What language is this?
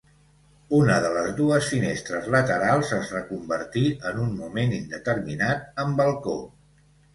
Catalan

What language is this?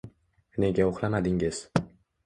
Uzbek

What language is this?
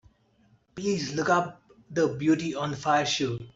English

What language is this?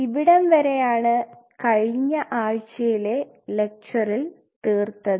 Malayalam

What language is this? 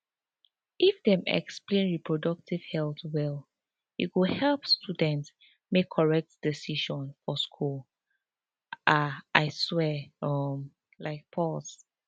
Nigerian Pidgin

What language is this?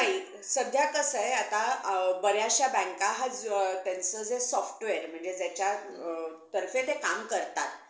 Marathi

